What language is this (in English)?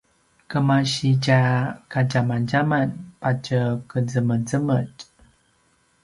Paiwan